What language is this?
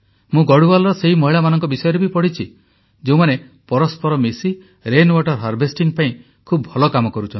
Odia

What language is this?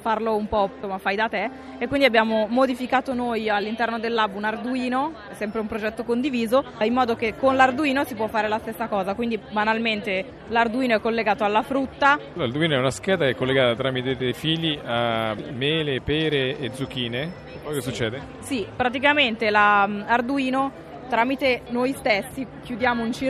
Italian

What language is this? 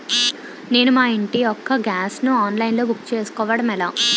Telugu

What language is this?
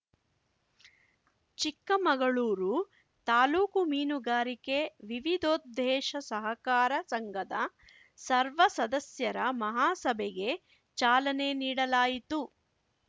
Kannada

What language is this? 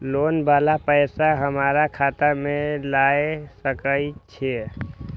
Maithili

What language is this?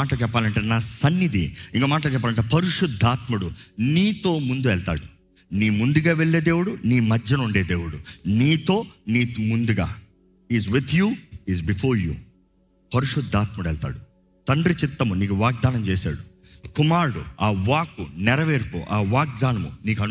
Telugu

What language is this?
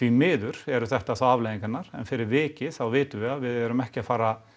Icelandic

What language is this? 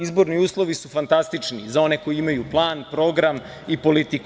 Serbian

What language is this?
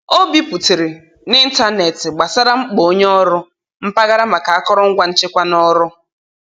Igbo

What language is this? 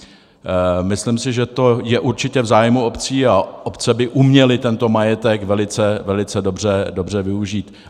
Czech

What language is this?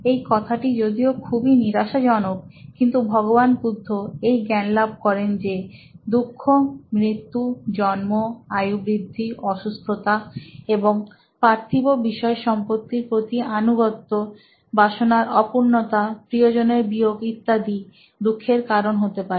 Bangla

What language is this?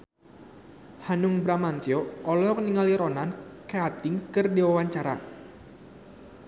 Sundanese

